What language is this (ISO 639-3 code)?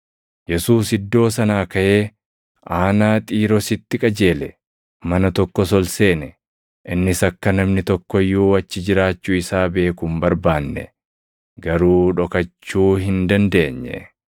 orm